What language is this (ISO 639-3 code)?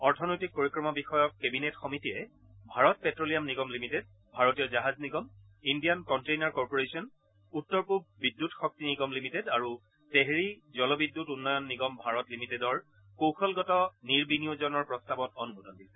asm